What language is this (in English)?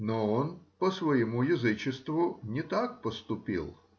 Russian